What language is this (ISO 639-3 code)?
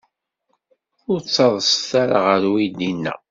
kab